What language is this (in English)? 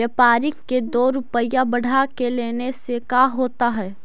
Magahi